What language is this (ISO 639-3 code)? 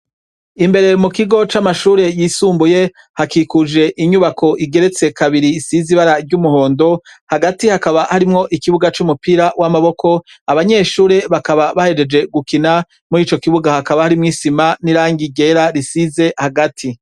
run